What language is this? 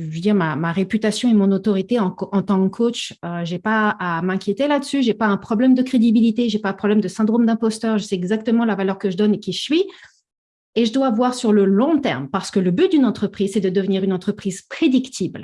French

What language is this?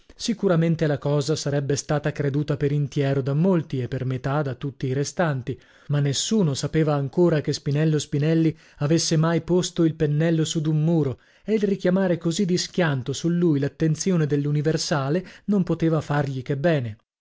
Italian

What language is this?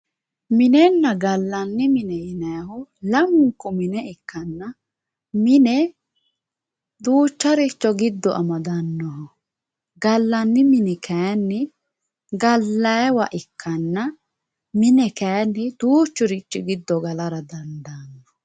Sidamo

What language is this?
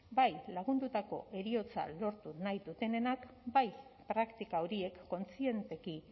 Basque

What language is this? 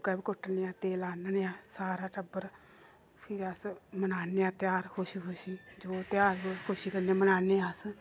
Dogri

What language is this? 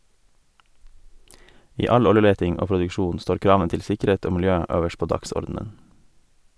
Norwegian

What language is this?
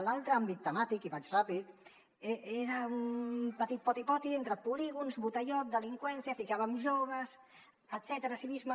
Catalan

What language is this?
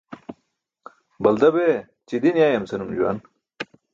Burushaski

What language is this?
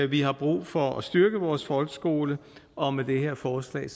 Danish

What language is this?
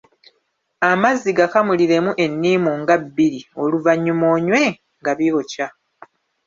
Ganda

